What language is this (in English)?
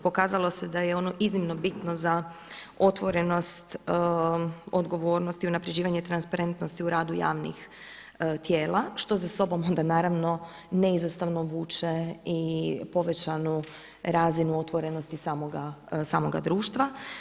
Croatian